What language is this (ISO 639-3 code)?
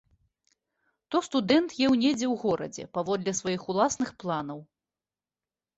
bel